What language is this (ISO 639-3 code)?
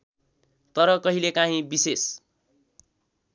nep